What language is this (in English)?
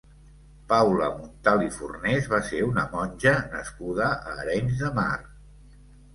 Catalan